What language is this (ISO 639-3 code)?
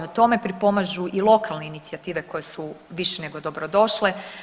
hrv